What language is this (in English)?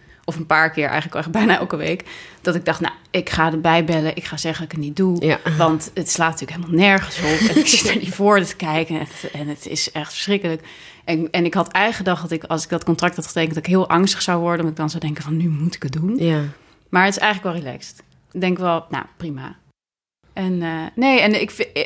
Dutch